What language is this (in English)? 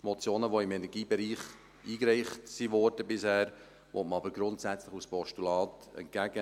Swiss German